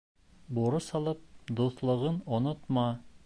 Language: Bashkir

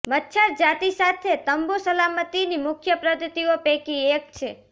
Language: Gujarati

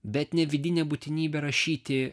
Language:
Lithuanian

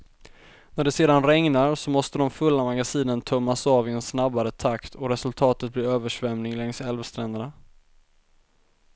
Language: Swedish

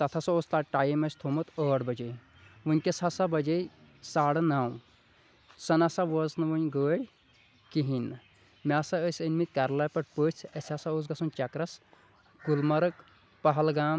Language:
Kashmiri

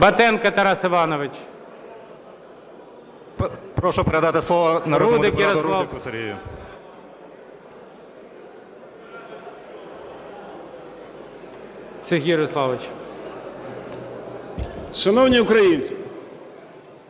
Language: Ukrainian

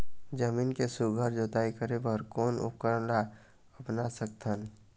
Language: Chhattisgarhi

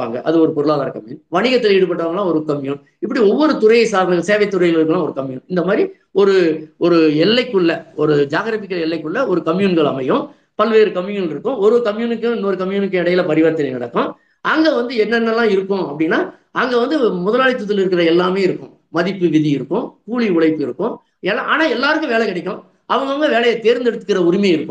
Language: Tamil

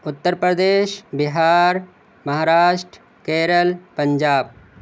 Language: Urdu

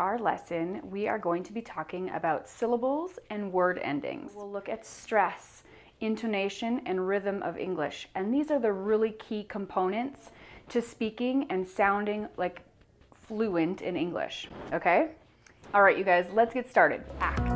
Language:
English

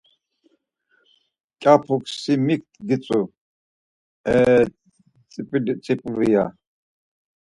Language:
Laz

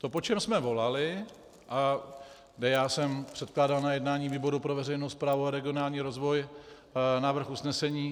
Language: Czech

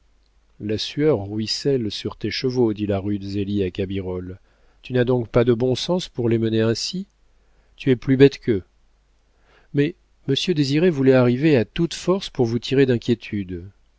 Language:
French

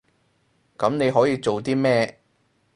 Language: Cantonese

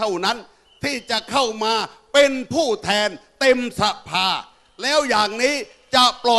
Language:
Thai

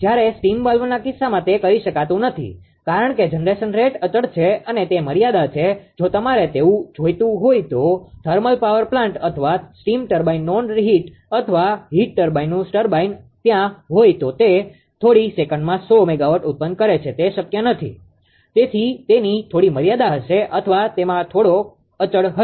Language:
Gujarati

